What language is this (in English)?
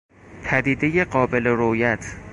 Persian